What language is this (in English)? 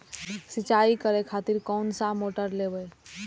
Maithili